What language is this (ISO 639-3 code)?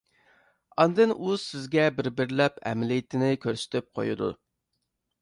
uig